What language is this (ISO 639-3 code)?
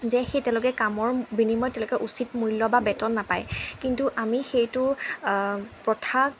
asm